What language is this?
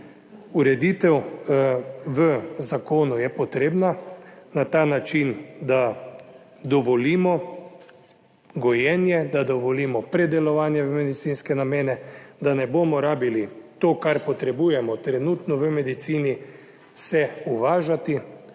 Slovenian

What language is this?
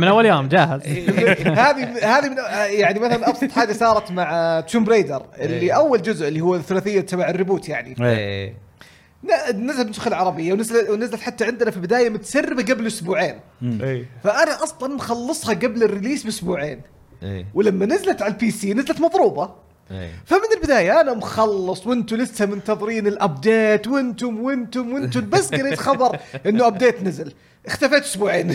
Arabic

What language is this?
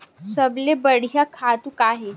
Chhattisgarhi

